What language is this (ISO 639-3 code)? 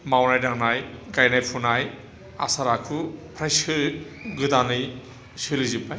brx